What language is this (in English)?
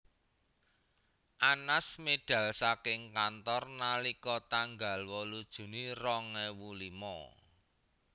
Javanese